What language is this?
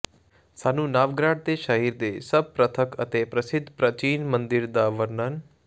Punjabi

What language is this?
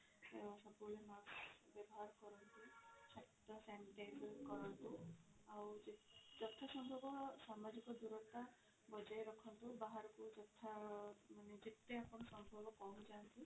Odia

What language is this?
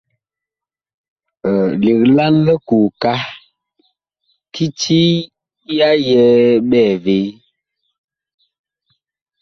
Bakoko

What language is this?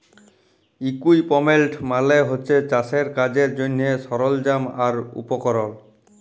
Bangla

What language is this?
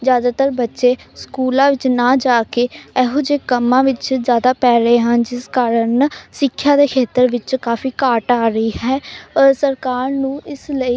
Punjabi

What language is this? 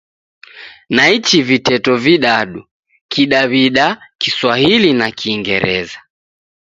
Taita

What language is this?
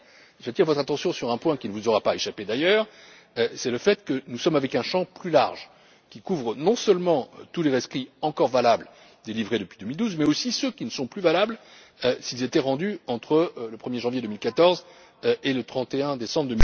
French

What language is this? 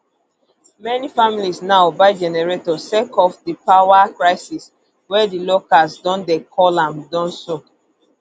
Nigerian Pidgin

